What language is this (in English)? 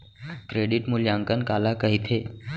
Chhattisgarhi